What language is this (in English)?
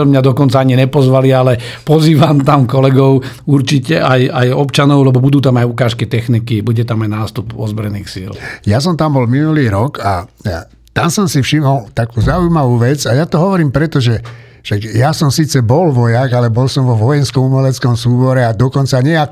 Slovak